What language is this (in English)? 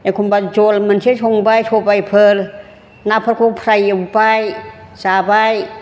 Bodo